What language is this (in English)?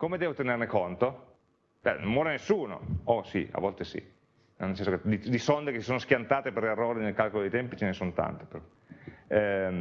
Italian